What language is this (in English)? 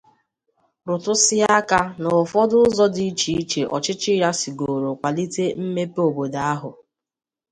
Igbo